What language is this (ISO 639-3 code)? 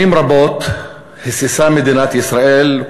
heb